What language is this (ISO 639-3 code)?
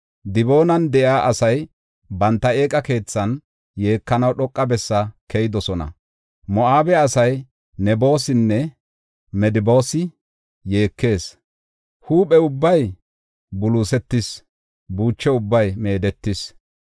gof